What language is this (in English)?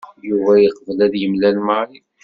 Kabyle